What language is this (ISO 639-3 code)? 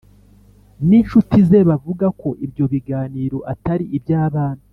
kin